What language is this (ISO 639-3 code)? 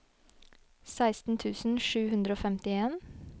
nor